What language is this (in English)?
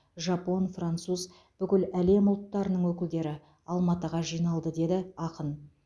Kazakh